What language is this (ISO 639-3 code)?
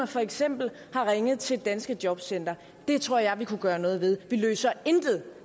dan